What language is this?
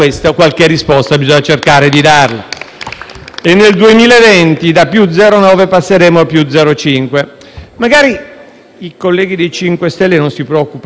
Italian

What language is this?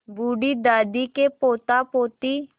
Hindi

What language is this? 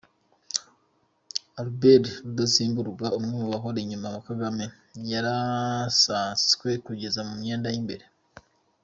Kinyarwanda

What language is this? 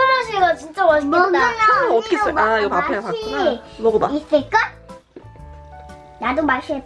Korean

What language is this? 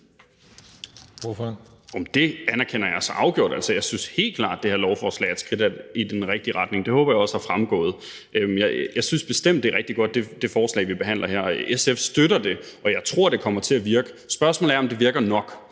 Danish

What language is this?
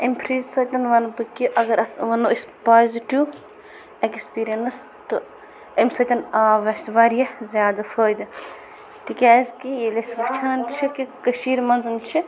Kashmiri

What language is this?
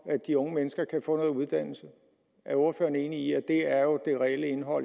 Danish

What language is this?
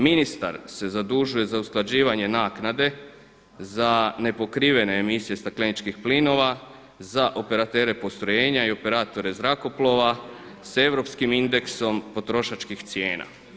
Croatian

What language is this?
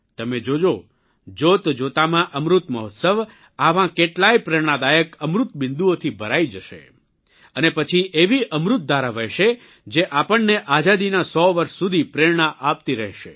Gujarati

